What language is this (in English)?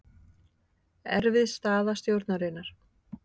Icelandic